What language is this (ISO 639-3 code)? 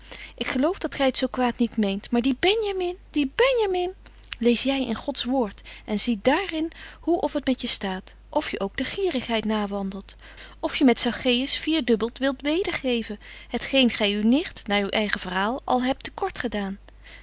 nld